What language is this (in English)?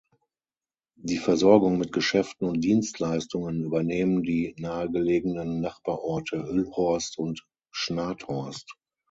German